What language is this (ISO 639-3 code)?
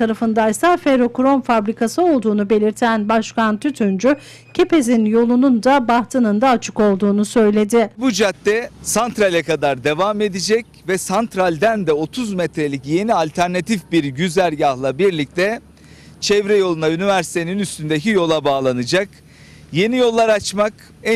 tur